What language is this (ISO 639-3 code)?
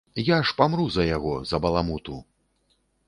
bel